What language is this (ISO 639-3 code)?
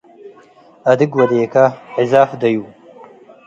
tig